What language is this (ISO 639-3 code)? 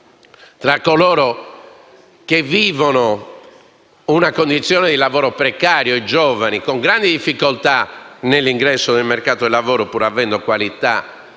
ita